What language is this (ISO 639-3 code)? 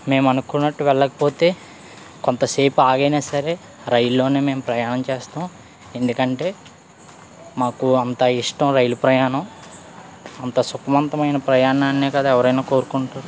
tel